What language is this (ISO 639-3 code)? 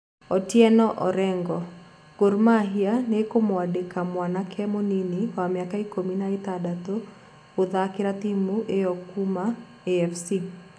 kik